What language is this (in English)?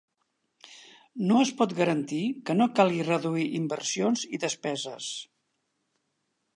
Catalan